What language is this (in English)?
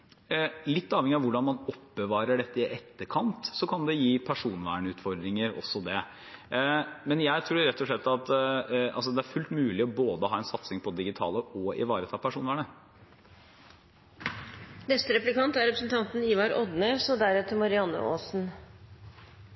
Norwegian